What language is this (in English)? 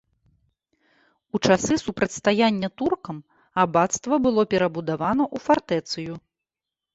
Belarusian